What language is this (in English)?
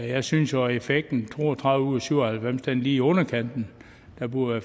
Danish